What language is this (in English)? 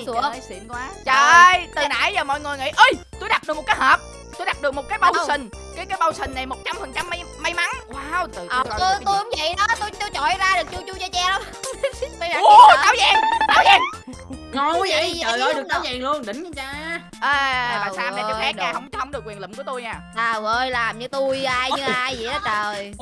Vietnamese